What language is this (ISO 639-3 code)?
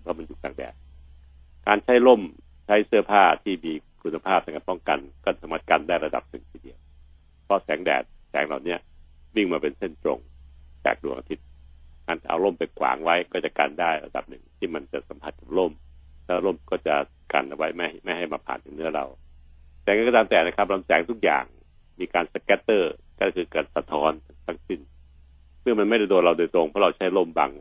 tha